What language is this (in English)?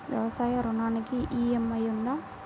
Telugu